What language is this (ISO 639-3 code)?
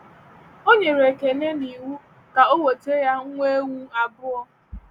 ibo